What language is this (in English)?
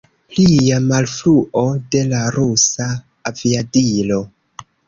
Esperanto